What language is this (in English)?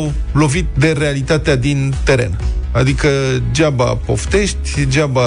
Romanian